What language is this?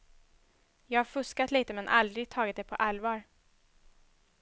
Swedish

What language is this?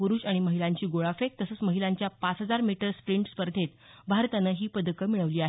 Marathi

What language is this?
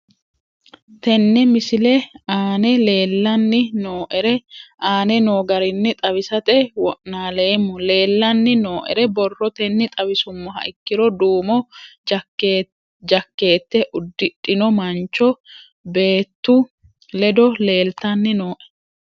Sidamo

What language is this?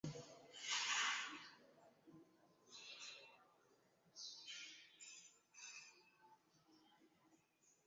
Swahili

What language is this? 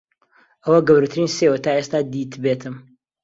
Central Kurdish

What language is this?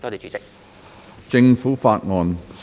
Cantonese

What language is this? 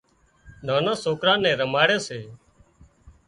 Wadiyara Koli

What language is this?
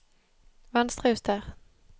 Norwegian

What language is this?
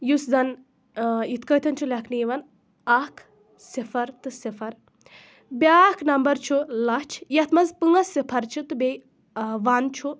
Kashmiri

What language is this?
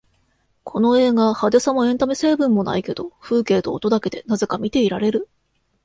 Japanese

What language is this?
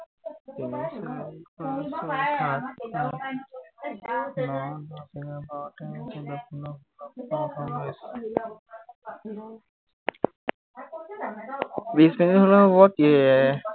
Assamese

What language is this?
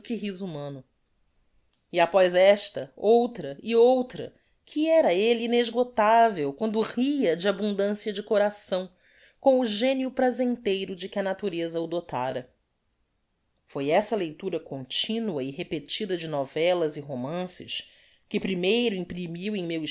Portuguese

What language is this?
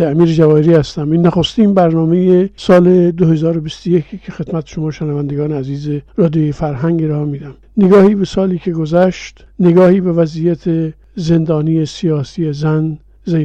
Persian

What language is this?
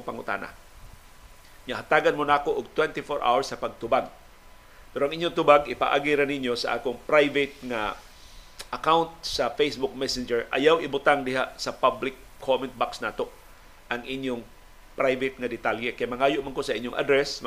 Filipino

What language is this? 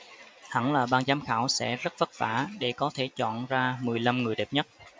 Vietnamese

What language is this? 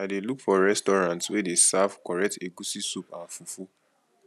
Nigerian Pidgin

